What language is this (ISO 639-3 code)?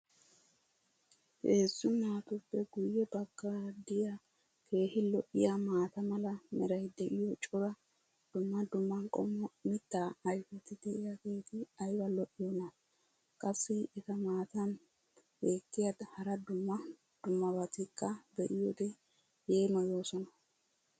wal